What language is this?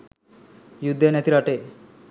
Sinhala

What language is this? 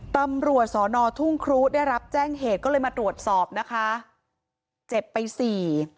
Thai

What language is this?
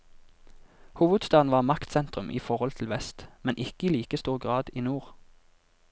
Norwegian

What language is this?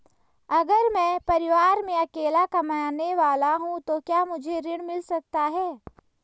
Hindi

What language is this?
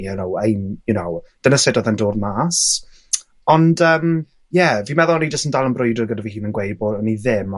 Welsh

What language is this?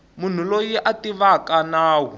Tsonga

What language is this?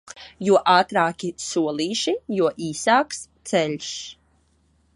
Latvian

